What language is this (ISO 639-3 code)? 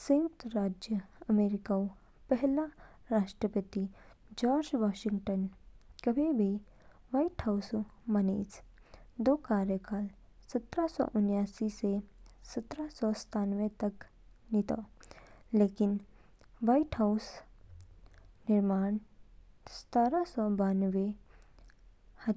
kfk